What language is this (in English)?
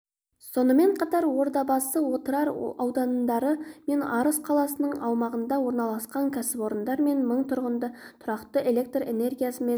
Kazakh